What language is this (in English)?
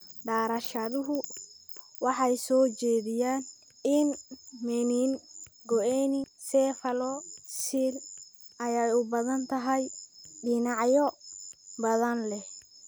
Somali